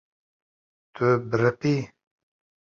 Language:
Kurdish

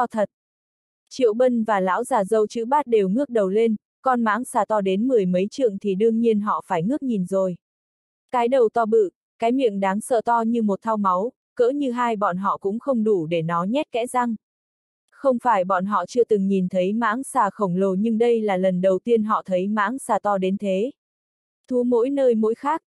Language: Vietnamese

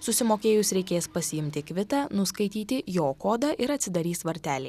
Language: Lithuanian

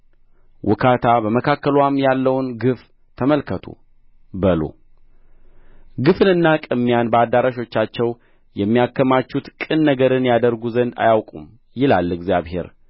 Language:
Amharic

